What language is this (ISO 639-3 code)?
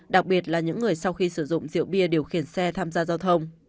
vie